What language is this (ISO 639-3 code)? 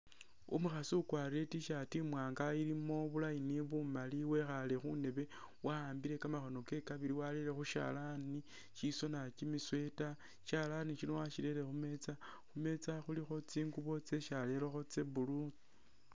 myx